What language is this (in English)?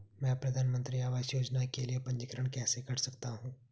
Hindi